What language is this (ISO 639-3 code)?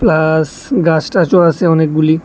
ben